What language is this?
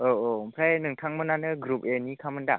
Bodo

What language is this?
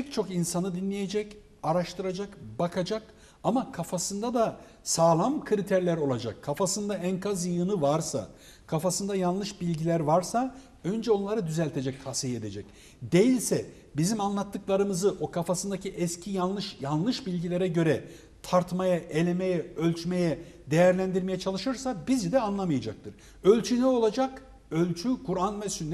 Turkish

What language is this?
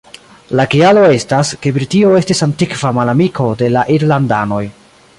Esperanto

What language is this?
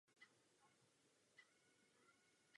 Czech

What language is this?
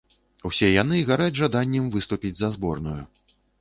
Belarusian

